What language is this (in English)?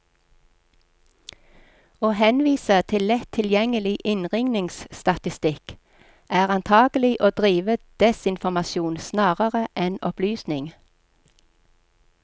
Norwegian